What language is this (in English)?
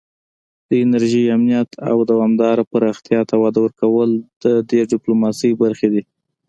Pashto